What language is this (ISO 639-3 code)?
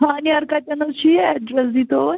kas